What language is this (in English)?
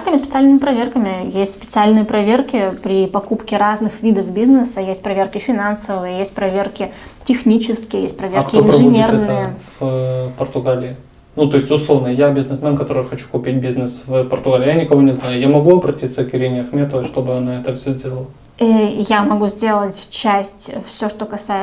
Russian